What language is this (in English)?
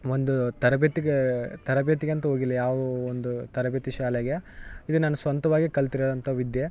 Kannada